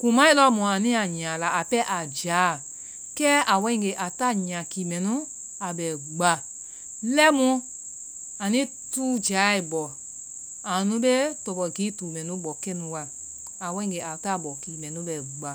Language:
Vai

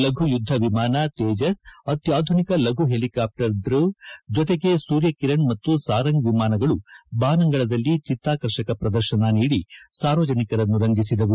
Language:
Kannada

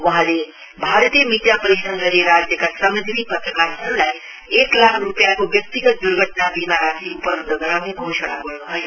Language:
Nepali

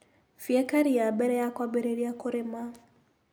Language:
Kikuyu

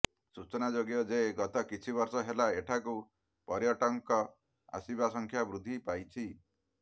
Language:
Odia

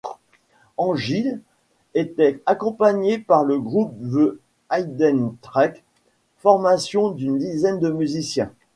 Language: French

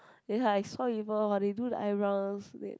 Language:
English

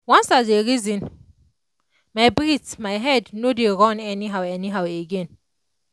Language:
Nigerian Pidgin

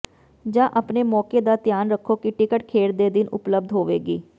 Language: Punjabi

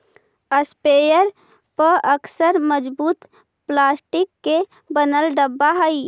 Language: Magahi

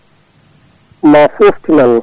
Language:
Fula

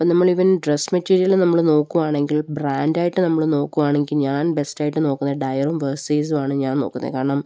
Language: Malayalam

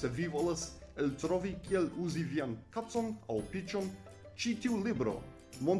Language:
Italian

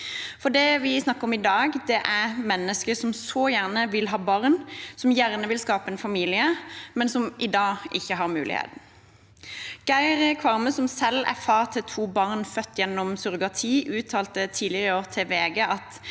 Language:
Norwegian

